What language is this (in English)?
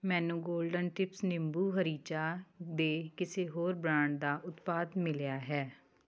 Punjabi